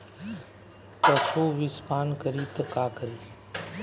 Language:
Bhojpuri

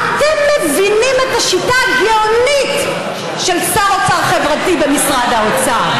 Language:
Hebrew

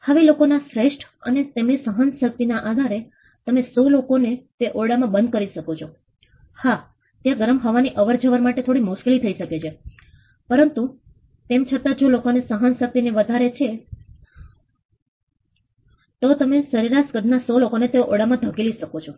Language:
Gujarati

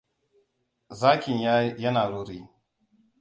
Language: Hausa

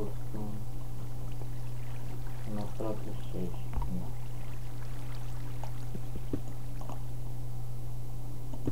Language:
Romanian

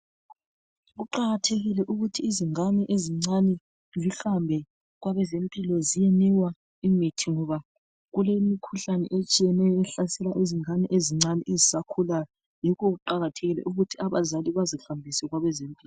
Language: North Ndebele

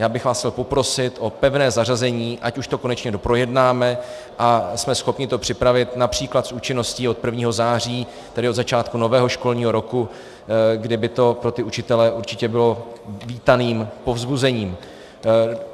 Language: Czech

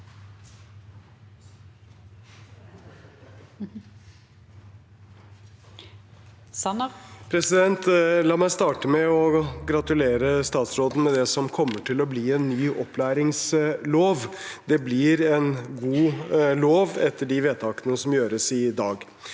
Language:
Norwegian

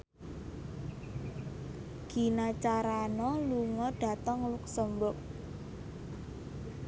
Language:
Javanese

